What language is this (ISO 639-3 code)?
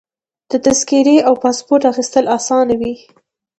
pus